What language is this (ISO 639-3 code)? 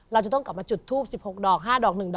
tha